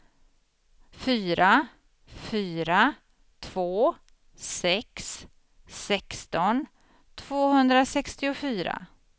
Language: Swedish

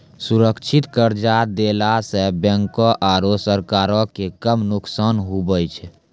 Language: Maithili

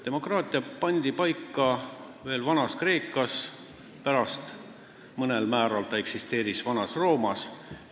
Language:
Estonian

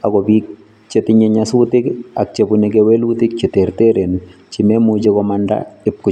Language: Kalenjin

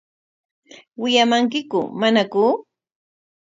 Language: Corongo Ancash Quechua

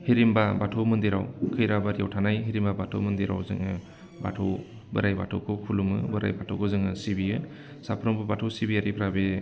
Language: Bodo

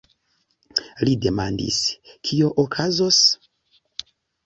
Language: Esperanto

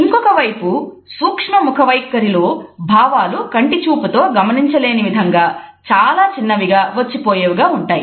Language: Telugu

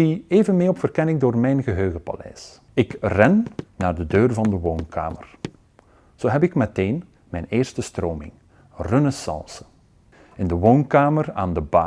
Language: Dutch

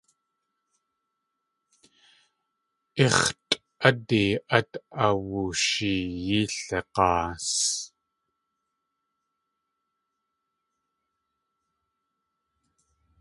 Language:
Tlingit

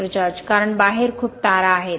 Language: Marathi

